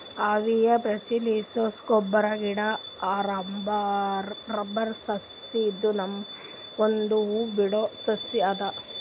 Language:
Kannada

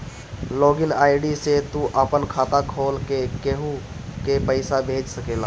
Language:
Bhojpuri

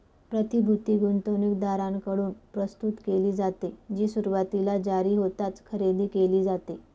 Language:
Marathi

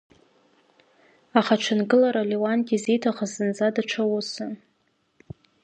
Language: Abkhazian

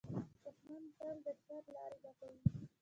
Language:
Pashto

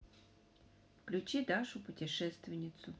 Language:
Russian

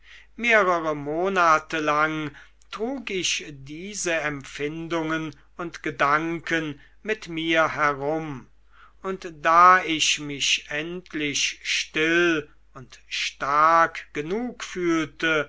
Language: German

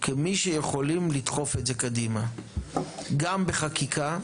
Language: Hebrew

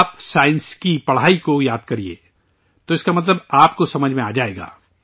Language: Urdu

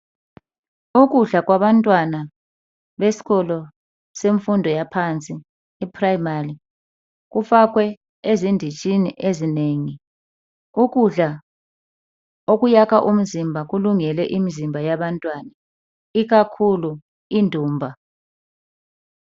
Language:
North Ndebele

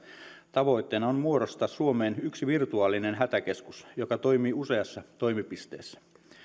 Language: Finnish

